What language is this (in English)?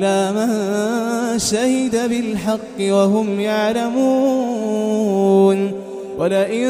Arabic